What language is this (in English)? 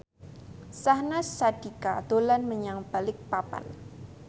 Javanese